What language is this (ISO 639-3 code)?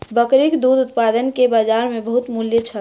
mai